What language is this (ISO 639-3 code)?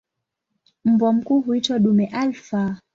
swa